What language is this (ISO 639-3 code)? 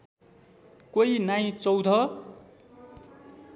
nep